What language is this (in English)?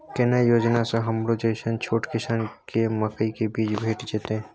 Maithili